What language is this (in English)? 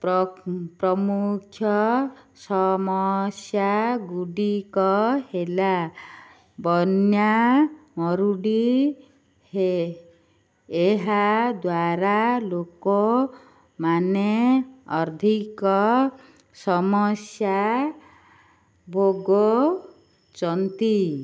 Odia